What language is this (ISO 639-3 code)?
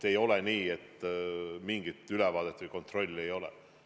est